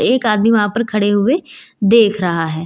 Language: Hindi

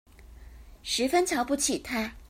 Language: Chinese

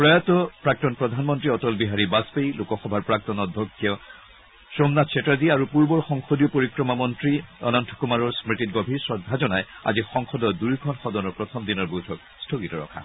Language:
Assamese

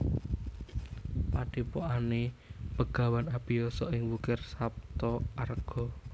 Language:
Javanese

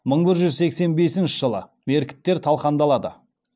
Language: Kazakh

